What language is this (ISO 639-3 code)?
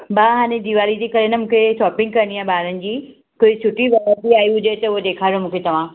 snd